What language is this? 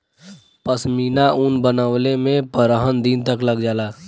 Bhojpuri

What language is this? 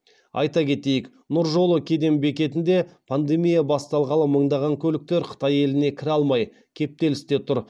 Kazakh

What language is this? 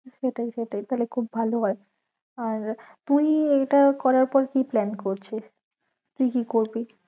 Bangla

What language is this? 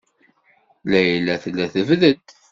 Kabyle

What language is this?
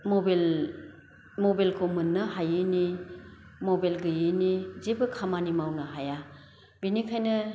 Bodo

